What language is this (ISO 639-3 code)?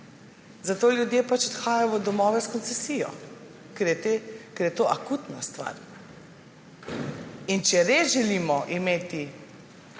slv